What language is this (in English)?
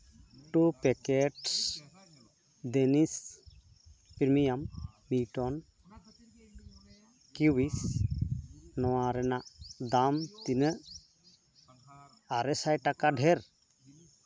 Santali